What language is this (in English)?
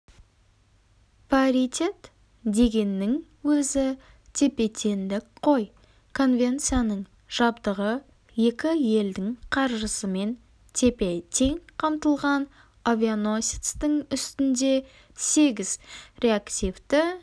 Kazakh